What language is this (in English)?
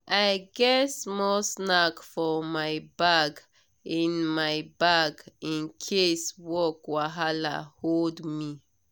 Nigerian Pidgin